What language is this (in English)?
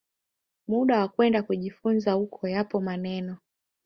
Swahili